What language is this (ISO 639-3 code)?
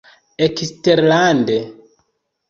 epo